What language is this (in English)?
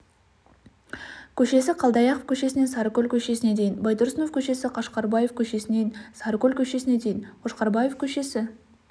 Kazakh